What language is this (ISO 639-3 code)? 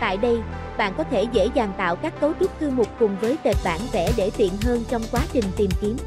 vie